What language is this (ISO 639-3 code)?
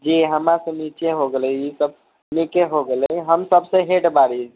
mai